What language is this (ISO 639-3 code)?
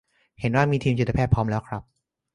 tha